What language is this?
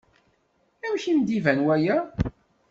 Kabyle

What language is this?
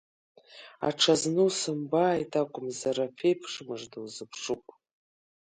Abkhazian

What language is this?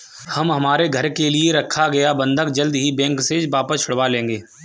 Hindi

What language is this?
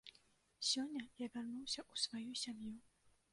Belarusian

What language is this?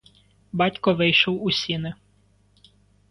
Ukrainian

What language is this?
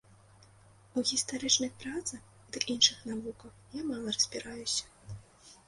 Belarusian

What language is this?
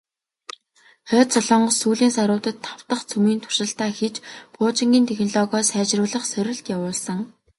Mongolian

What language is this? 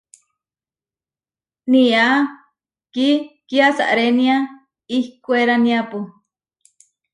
Huarijio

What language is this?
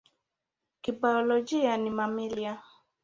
Swahili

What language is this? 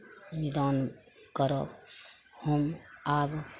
Maithili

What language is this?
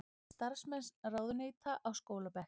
Icelandic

